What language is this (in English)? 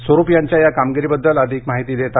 Marathi